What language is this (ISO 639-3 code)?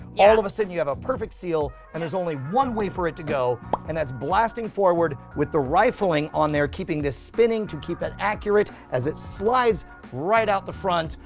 eng